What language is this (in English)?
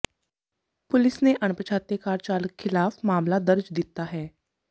Punjabi